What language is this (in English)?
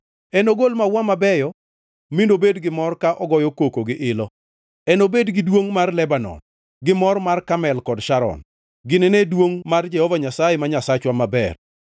Luo (Kenya and Tanzania)